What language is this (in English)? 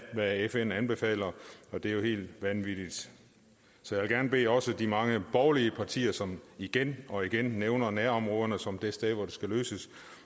Danish